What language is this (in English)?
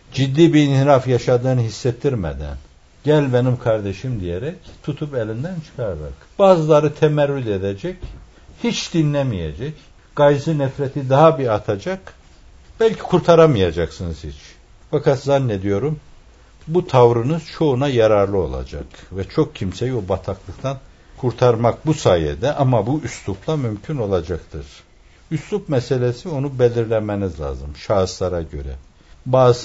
Turkish